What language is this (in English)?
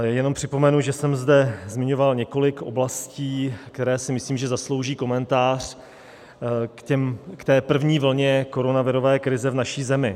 Czech